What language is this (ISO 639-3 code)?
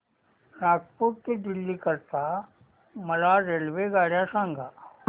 mar